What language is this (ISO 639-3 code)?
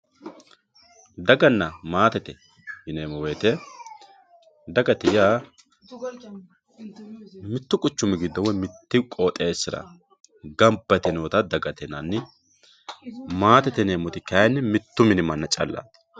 sid